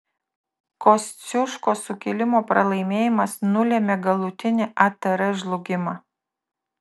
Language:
Lithuanian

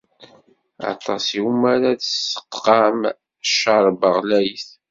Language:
Kabyle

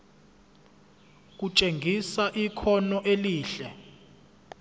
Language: Zulu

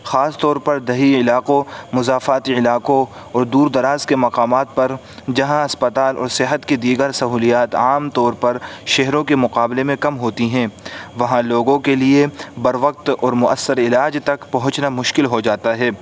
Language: Urdu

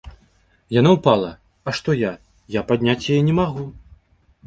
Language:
Belarusian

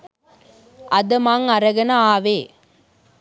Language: Sinhala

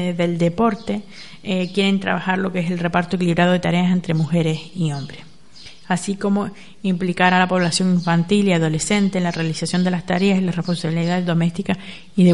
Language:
Spanish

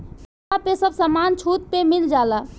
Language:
Bhojpuri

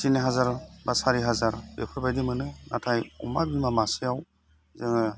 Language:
Bodo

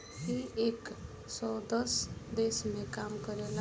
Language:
Bhojpuri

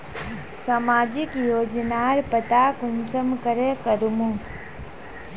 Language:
Magahi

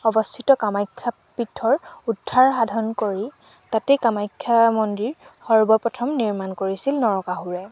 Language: Assamese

